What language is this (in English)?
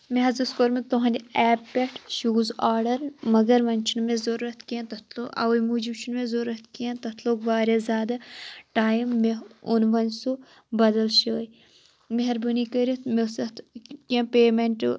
Kashmiri